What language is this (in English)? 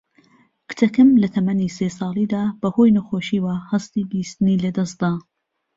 Central Kurdish